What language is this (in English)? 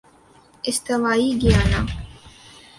Urdu